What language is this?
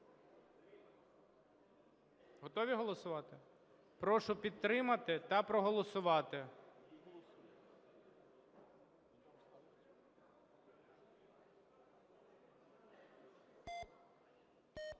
Ukrainian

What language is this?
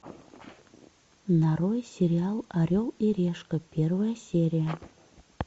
Russian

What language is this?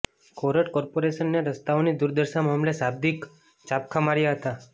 Gujarati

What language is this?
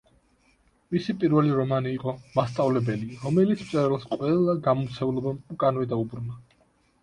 Georgian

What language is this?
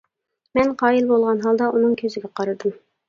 Uyghur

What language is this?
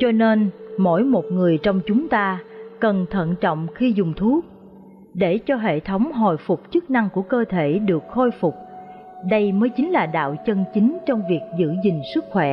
Vietnamese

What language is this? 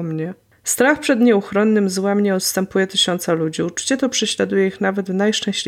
Polish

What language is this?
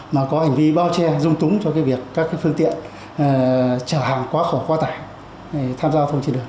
Vietnamese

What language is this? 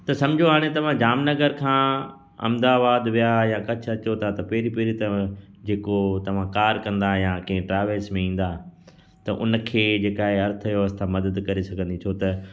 Sindhi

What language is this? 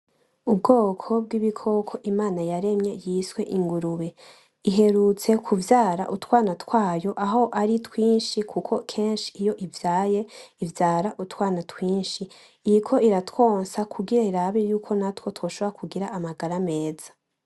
Rundi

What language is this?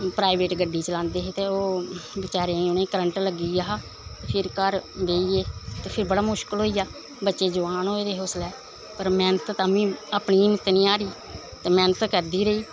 Dogri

